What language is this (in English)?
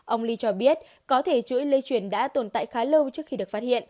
Vietnamese